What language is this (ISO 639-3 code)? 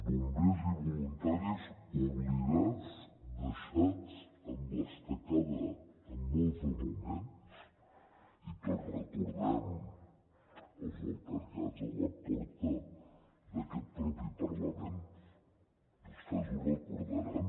cat